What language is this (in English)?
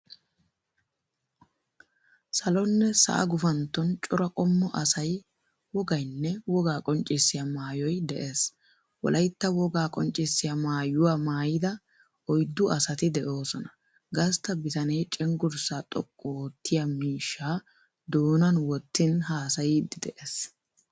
Wolaytta